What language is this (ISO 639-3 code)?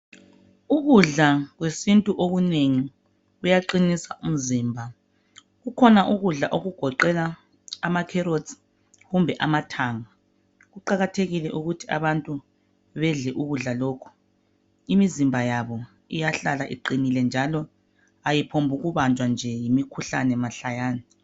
nde